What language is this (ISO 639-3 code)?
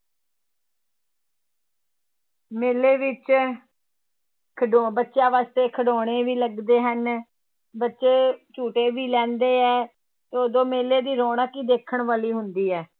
pan